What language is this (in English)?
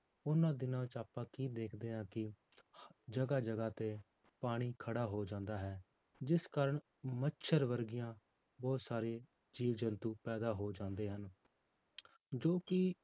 Punjabi